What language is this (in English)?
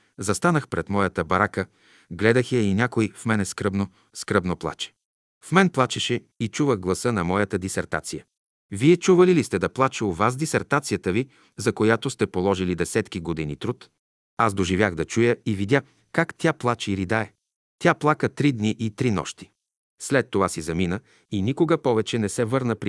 Bulgarian